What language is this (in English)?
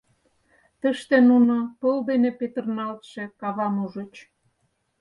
Mari